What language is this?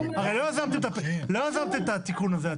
Hebrew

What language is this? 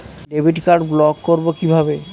Bangla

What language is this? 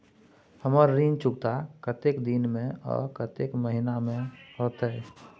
Maithili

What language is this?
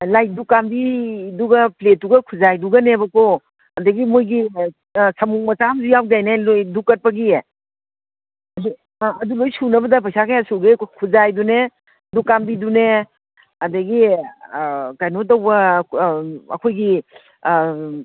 Manipuri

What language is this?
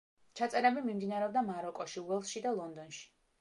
Georgian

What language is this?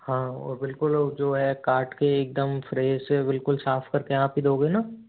Hindi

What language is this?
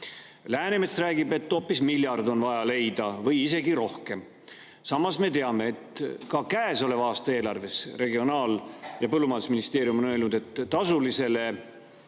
Estonian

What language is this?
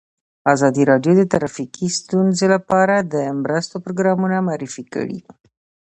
Pashto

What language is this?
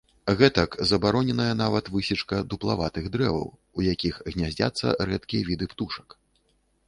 Belarusian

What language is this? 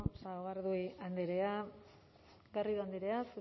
Basque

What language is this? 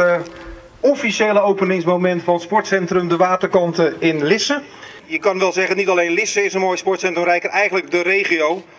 Dutch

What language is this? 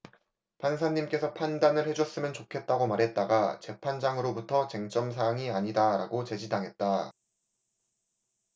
Korean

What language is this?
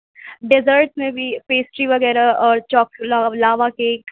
Urdu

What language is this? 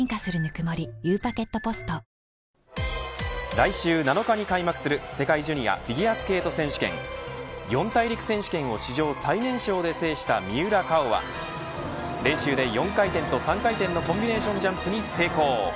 Japanese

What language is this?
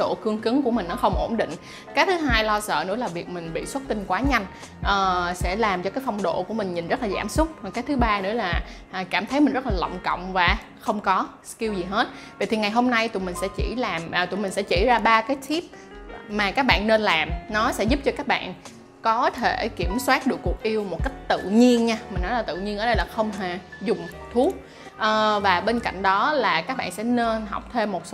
Vietnamese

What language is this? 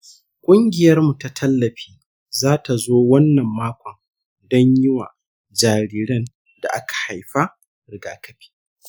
Hausa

